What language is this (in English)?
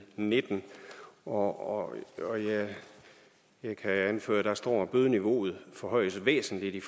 Danish